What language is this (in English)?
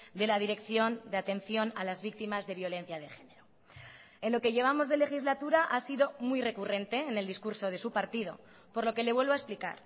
Spanish